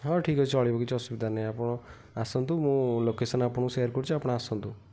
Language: Odia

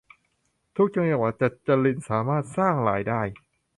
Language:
Thai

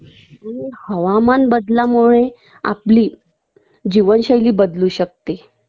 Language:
Marathi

